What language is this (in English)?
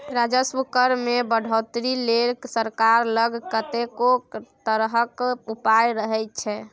Maithili